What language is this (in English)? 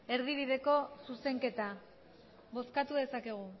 Basque